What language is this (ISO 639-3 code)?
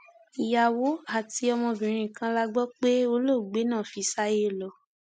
yor